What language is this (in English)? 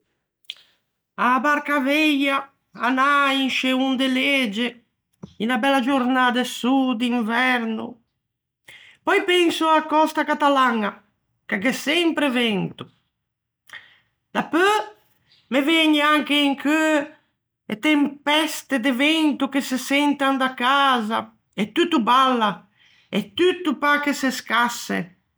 Ligurian